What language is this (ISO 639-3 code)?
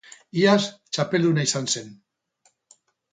eus